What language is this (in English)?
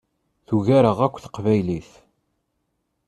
Kabyle